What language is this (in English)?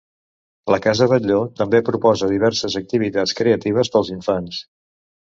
Catalan